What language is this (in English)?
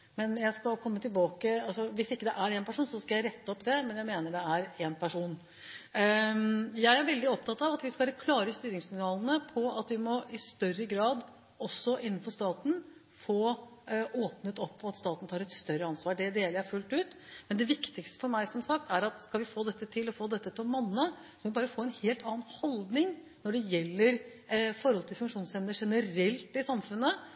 Norwegian Bokmål